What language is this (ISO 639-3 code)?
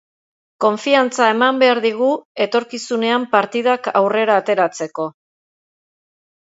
eus